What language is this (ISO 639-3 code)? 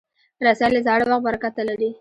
pus